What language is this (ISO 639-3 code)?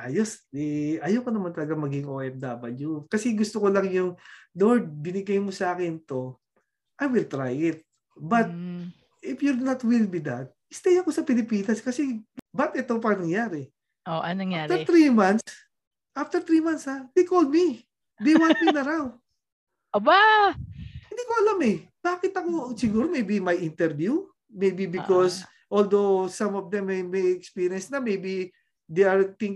fil